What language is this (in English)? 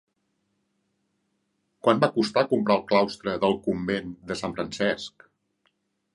Catalan